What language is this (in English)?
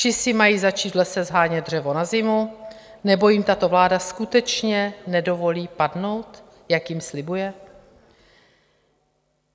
Czech